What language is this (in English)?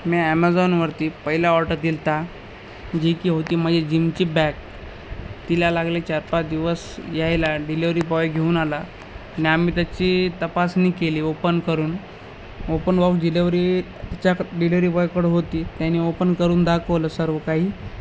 Marathi